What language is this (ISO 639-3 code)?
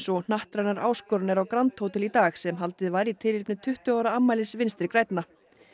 isl